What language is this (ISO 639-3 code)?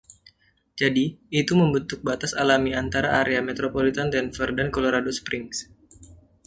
ind